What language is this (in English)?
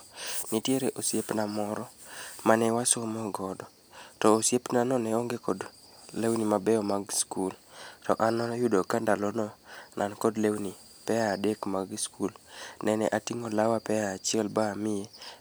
Luo (Kenya and Tanzania)